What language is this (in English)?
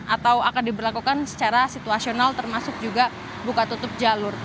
Indonesian